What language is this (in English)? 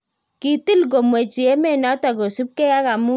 Kalenjin